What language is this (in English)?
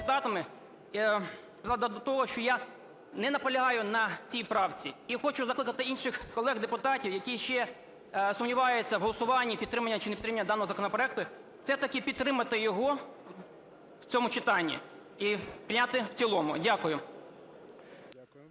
Ukrainian